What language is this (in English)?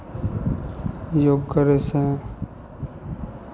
Maithili